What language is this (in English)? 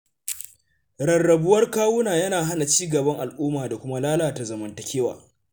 Hausa